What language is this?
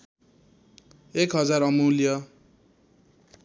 Nepali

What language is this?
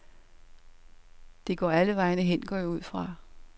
Danish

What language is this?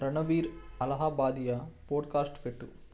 Telugu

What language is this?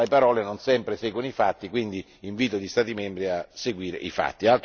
Italian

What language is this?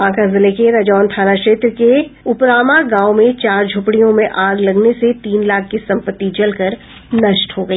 Hindi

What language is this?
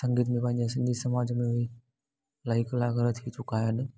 Sindhi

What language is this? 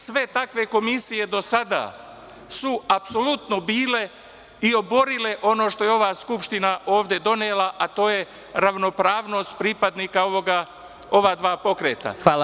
Serbian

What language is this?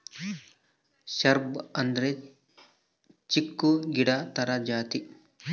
Kannada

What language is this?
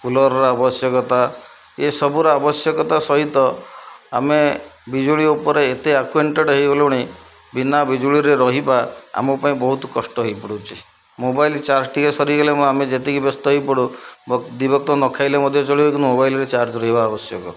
Odia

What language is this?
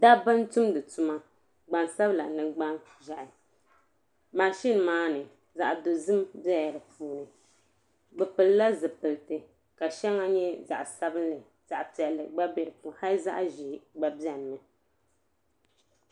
Dagbani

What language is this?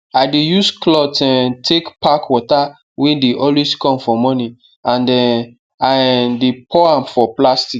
Nigerian Pidgin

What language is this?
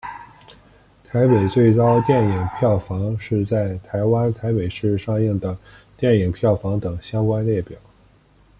Chinese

